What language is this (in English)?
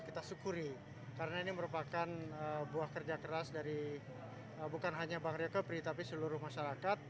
Indonesian